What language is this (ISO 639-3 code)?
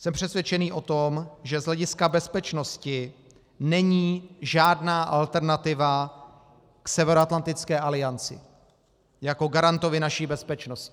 ces